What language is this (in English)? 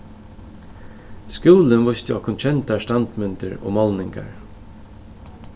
Faroese